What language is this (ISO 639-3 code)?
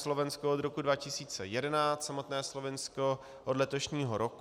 ces